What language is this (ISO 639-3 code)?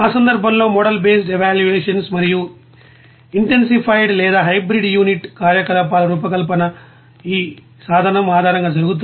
tel